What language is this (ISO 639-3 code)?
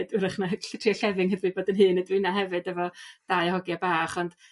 cym